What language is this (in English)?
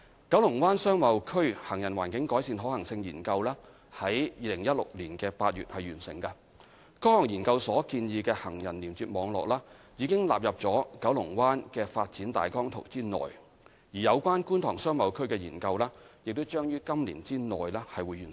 Cantonese